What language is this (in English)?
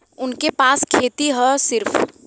Bhojpuri